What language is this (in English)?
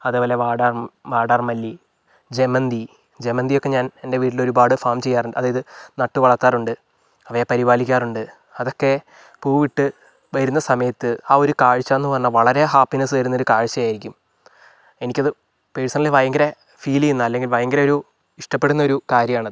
Malayalam